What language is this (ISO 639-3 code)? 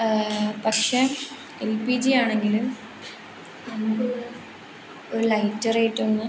mal